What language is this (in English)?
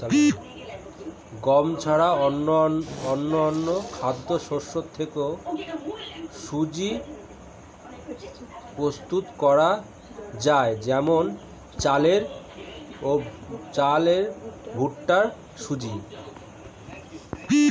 Bangla